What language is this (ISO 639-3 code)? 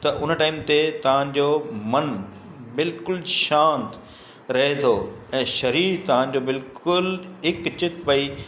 snd